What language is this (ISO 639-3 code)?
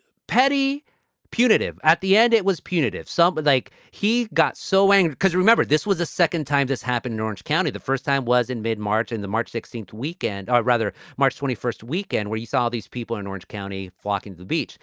eng